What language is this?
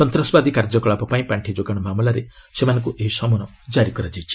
Odia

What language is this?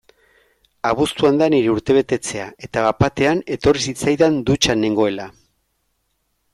Basque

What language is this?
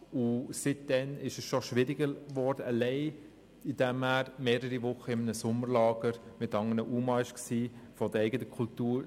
Swiss German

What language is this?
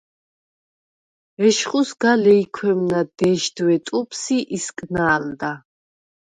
Svan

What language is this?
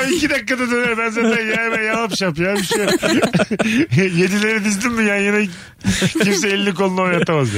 Turkish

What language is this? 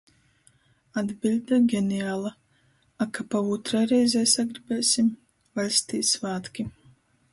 Latgalian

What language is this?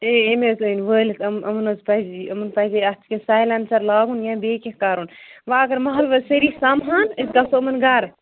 Kashmiri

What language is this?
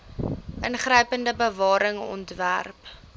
Afrikaans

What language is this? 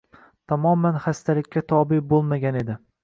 Uzbek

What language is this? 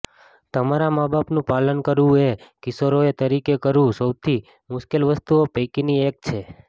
Gujarati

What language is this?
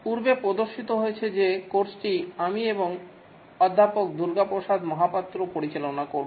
Bangla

